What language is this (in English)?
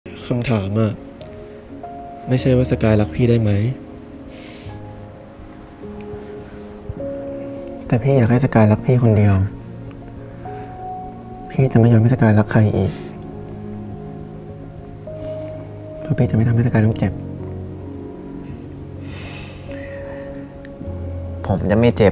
Thai